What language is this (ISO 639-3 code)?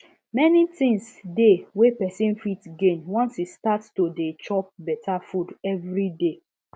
pcm